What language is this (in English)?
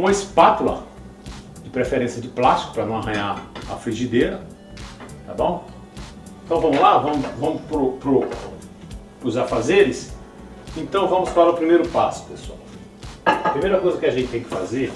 Portuguese